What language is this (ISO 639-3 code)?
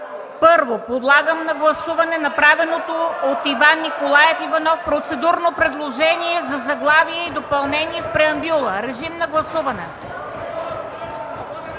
bul